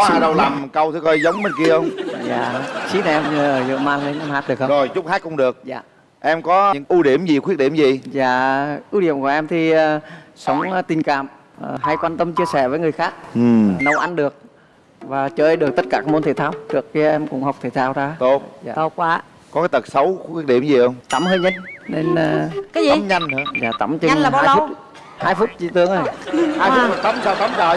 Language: Vietnamese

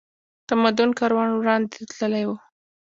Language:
Pashto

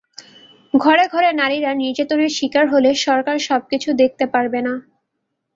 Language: Bangla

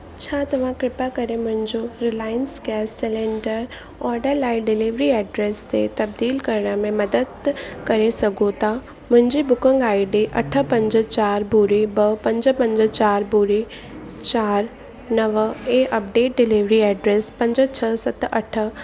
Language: Sindhi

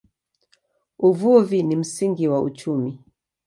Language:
Swahili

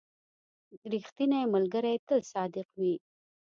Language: Pashto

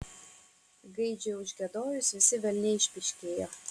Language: Lithuanian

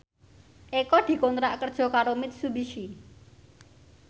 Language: Javanese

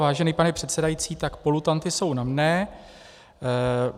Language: Czech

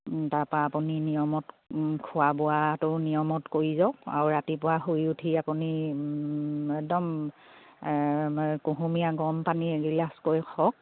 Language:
Assamese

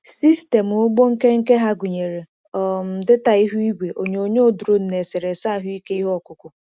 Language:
Igbo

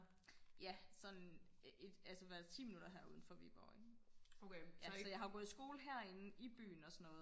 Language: Danish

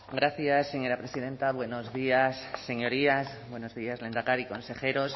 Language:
Spanish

